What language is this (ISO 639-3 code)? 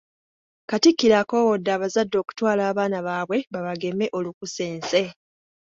lug